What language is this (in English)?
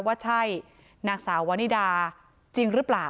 Thai